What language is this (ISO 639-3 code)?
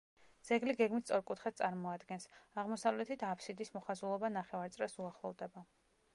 kat